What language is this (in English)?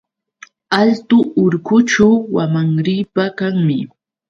Yauyos Quechua